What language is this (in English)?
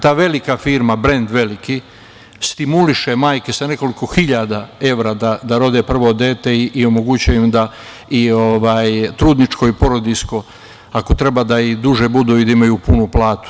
Serbian